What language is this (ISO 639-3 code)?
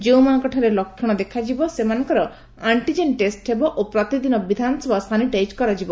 ori